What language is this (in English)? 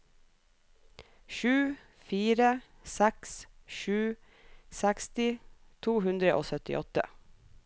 Norwegian